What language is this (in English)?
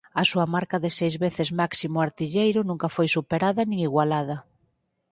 Galician